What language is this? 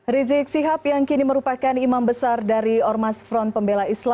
Indonesian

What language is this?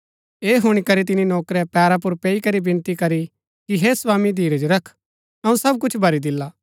Gaddi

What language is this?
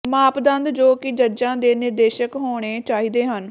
Punjabi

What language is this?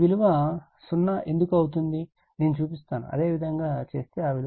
Telugu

